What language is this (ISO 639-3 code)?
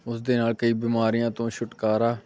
pan